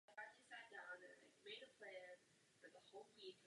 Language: Czech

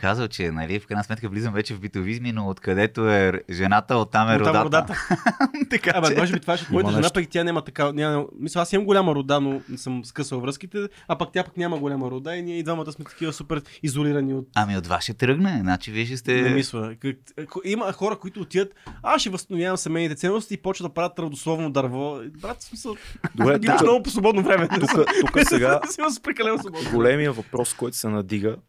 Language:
Bulgarian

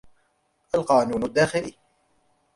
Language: Arabic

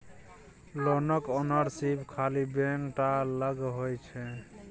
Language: Maithili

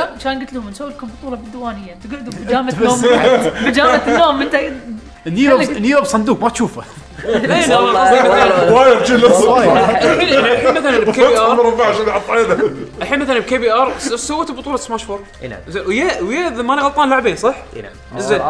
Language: Arabic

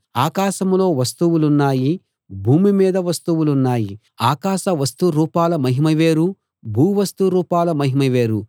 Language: Telugu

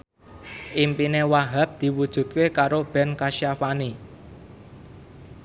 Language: Javanese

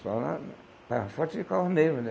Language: Portuguese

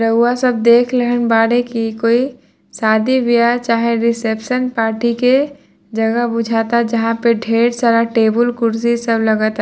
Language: Bhojpuri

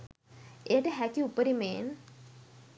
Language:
Sinhala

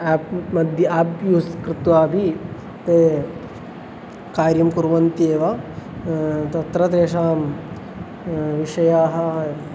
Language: Sanskrit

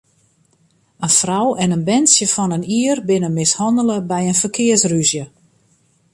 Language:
Western Frisian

